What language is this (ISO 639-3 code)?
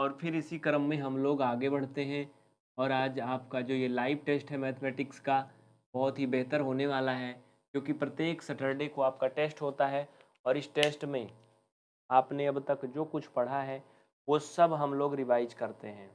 hin